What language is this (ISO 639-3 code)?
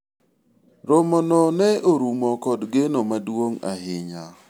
luo